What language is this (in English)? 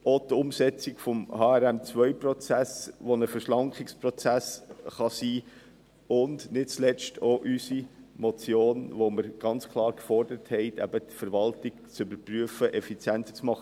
Swiss German